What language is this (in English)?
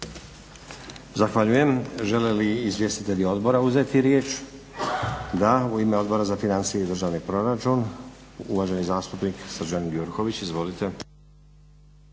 Croatian